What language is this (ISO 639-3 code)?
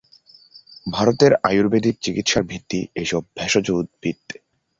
ben